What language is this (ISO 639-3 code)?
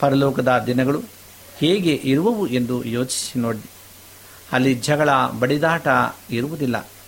kan